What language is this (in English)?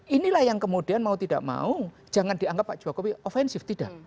Indonesian